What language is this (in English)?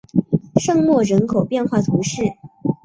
Chinese